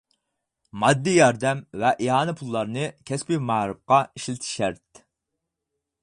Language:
Uyghur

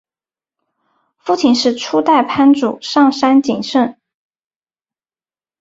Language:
Chinese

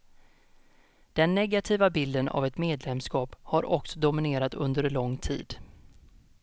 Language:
Swedish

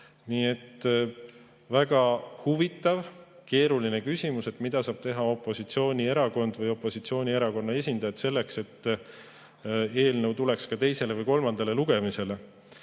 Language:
Estonian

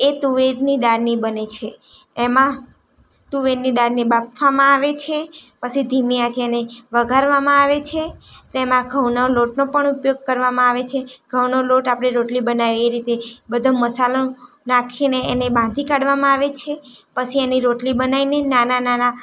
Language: Gujarati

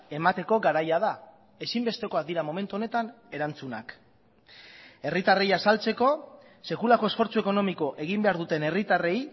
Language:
Basque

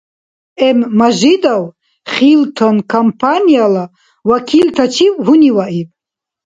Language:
Dargwa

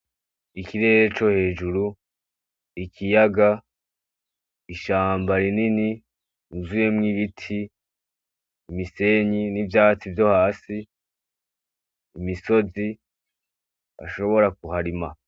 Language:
Rundi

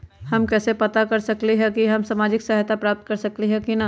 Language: Magahi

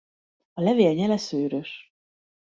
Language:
Hungarian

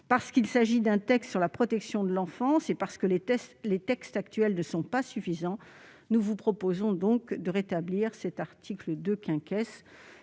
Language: French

